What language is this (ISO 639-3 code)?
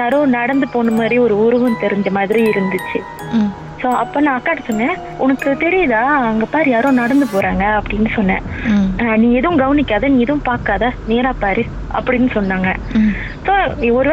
tam